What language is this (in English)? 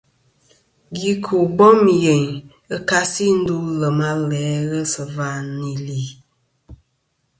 Kom